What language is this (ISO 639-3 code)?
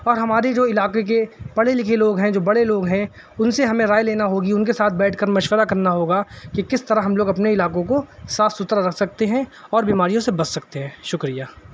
urd